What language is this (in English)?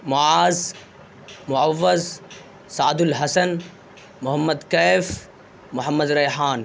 Urdu